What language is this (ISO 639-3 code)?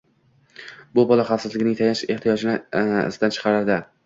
uzb